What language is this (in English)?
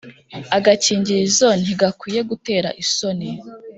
Kinyarwanda